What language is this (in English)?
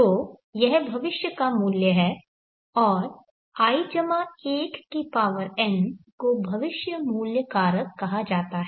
Hindi